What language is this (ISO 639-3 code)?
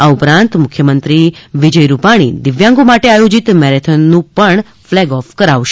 guj